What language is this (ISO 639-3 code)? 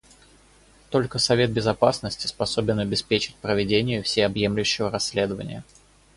rus